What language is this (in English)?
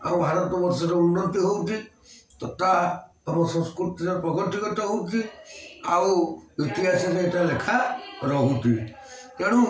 Odia